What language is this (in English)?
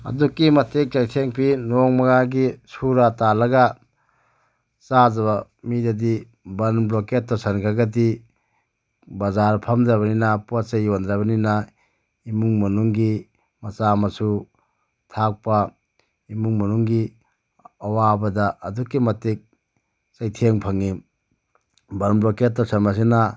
Manipuri